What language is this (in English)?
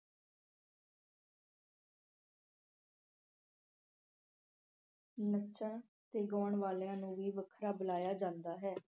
Punjabi